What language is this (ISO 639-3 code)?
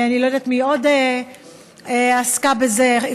heb